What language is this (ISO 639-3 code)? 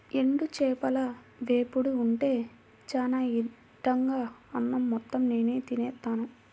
tel